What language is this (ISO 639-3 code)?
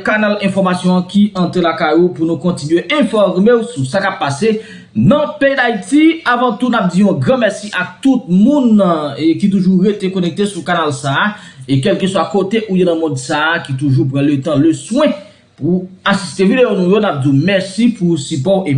fra